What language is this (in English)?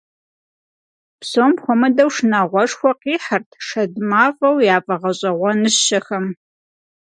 Kabardian